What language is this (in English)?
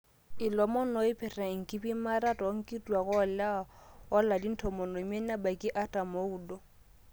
Masai